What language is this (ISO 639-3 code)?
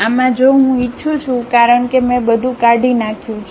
guj